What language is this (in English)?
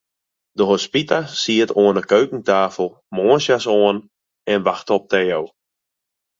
Western Frisian